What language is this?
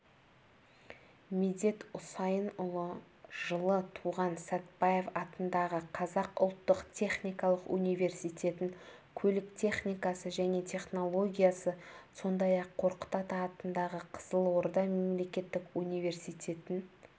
Kazakh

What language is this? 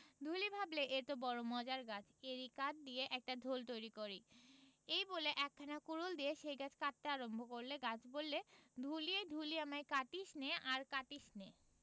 Bangla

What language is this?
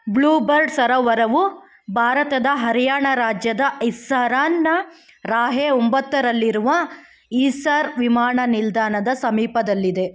Kannada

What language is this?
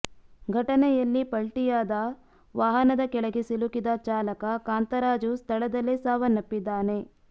Kannada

